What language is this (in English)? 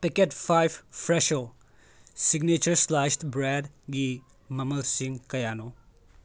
Manipuri